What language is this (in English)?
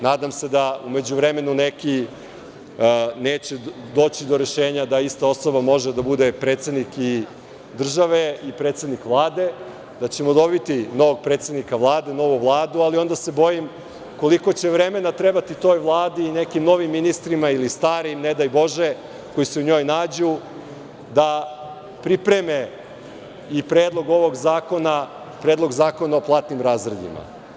Serbian